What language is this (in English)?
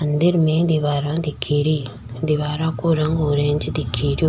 Rajasthani